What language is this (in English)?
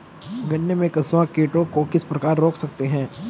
Hindi